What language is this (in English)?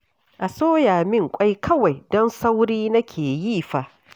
Hausa